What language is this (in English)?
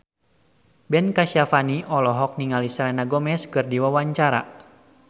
Sundanese